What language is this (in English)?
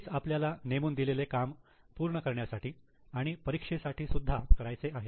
Marathi